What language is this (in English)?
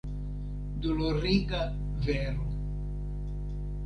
Esperanto